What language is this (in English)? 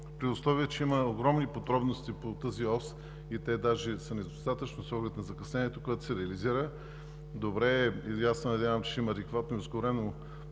Bulgarian